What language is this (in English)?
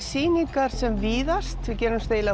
Icelandic